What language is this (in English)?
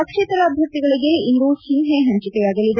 Kannada